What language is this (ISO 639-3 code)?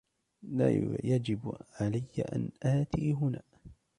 ara